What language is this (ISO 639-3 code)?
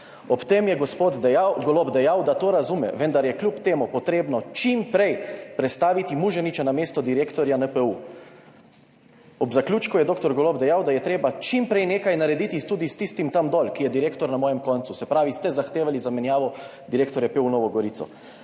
slv